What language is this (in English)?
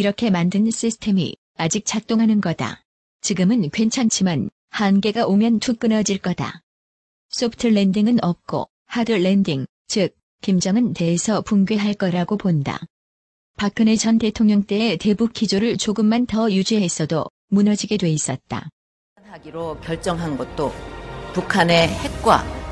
Korean